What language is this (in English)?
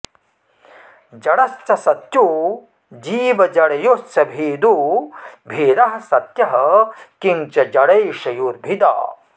Sanskrit